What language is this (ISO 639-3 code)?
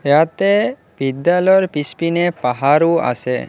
asm